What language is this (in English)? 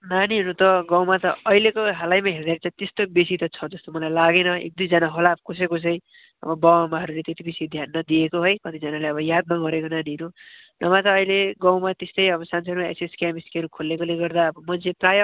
Nepali